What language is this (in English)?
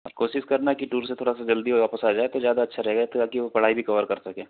Hindi